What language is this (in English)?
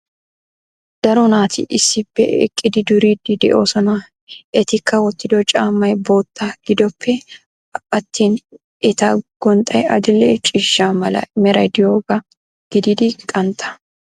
Wolaytta